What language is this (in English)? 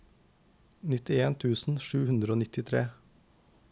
Norwegian